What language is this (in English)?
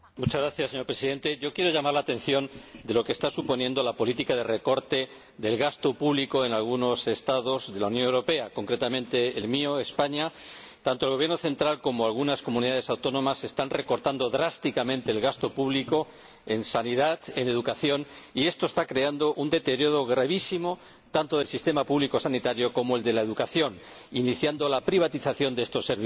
Spanish